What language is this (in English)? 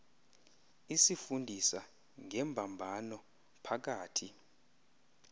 Xhosa